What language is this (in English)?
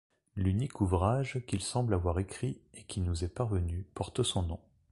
French